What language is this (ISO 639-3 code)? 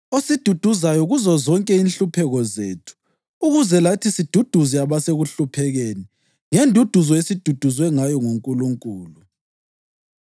nde